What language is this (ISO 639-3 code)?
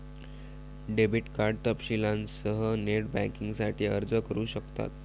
mar